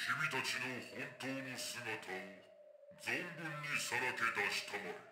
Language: Japanese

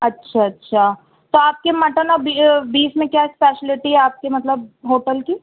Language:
Urdu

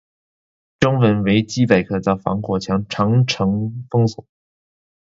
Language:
Chinese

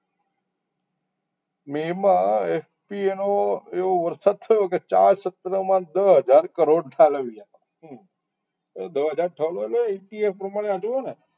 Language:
Gujarati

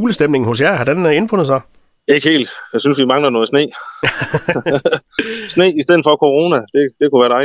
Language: Danish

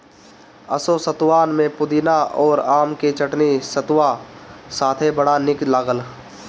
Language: Bhojpuri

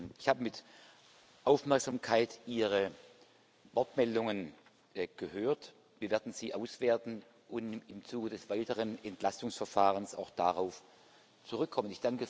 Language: German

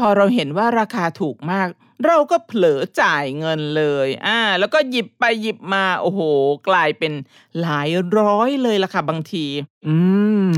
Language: Thai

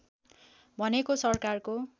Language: Nepali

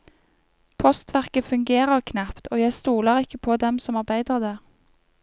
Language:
Norwegian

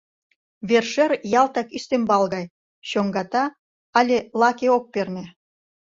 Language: Mari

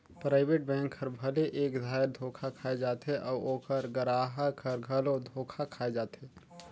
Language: Chhattisgarhi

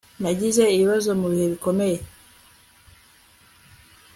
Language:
Kinyarwanda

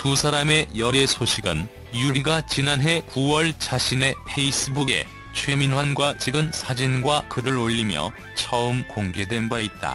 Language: Korean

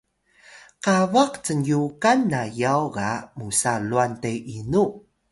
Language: Atayal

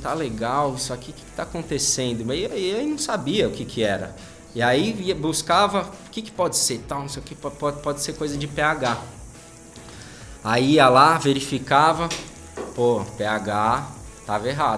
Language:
Portuguese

